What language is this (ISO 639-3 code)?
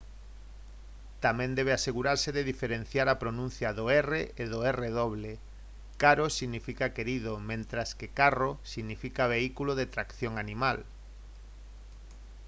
glg